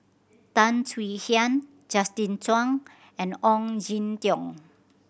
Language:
English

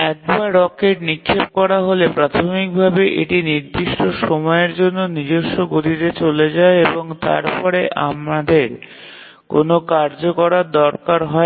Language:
Bangla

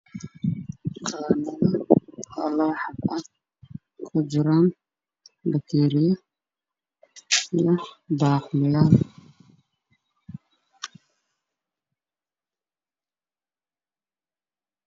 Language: Somali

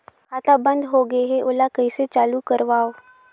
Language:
Chhattisgarhi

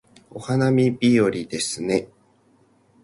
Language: Japanese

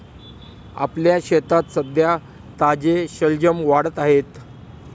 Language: Marathi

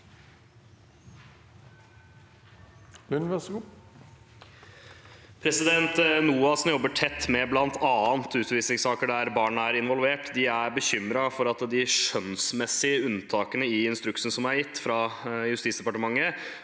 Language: Norwegian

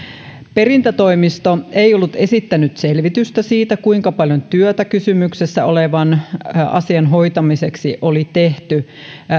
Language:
Finnish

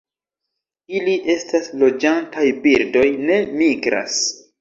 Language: Esperanto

